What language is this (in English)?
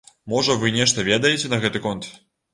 Belarusian